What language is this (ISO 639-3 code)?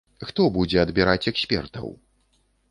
bel